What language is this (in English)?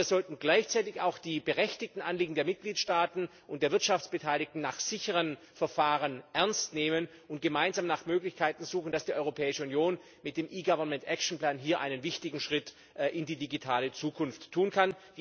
German